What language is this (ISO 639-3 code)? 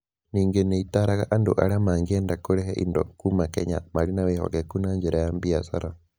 kik